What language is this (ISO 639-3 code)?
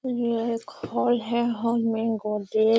mag